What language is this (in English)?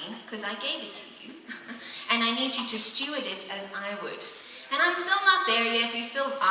English